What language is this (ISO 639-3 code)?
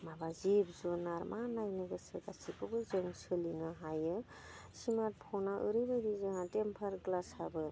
brx